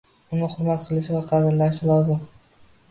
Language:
Uzbek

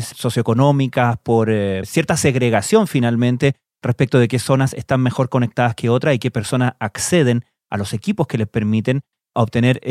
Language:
Spanish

